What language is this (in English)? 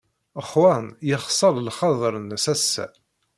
Kabyle